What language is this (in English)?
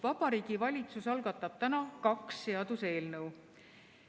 Estonian